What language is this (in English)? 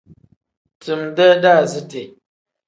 Tem